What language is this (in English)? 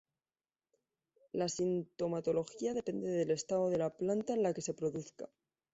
Spanish